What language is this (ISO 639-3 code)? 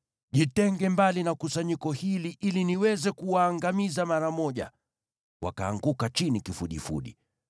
swa